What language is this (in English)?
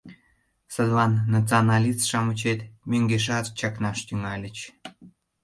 Mari